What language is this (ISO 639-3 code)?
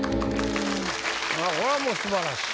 jpn